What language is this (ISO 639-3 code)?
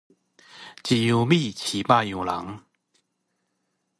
nan